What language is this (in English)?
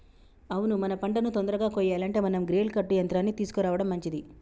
Telugu